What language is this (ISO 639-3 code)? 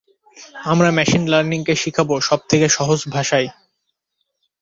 ben